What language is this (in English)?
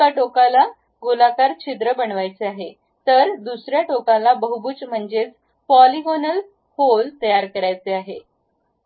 Marathi